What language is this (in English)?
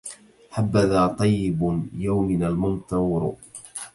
Arabic